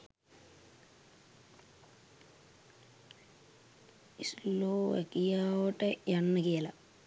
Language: Sinhala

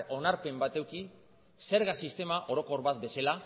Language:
Basque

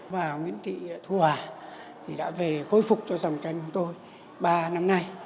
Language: Vietnamese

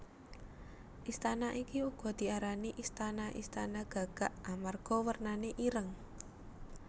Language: Javanese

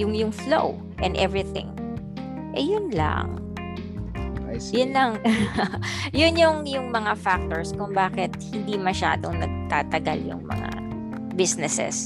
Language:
Filipino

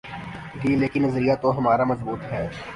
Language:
Urdu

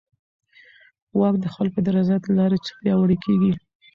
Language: Pashto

